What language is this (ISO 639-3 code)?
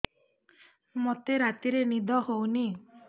ori